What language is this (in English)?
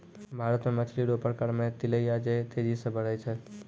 Maithili